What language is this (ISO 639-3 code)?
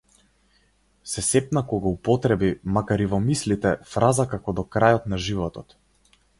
mkd